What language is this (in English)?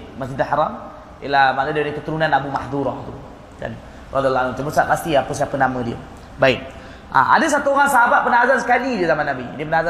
Malay